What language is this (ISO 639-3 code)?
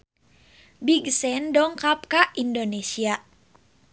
sun